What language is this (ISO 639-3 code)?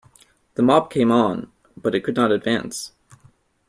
eng